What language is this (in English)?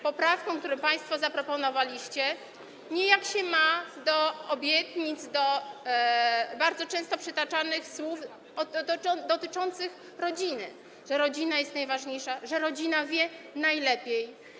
Polish